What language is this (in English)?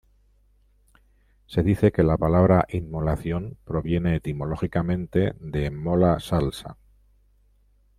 Spanish